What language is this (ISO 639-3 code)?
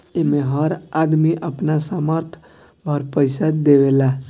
bho